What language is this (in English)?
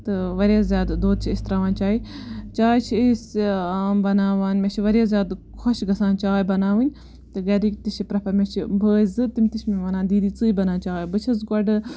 Kashmiri